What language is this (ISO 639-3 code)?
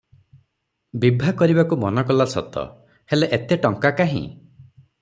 ori